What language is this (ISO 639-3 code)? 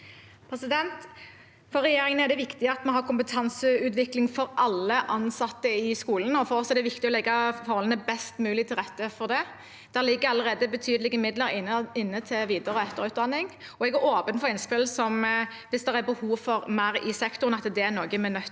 nor